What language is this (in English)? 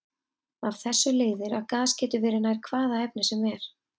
Icelandic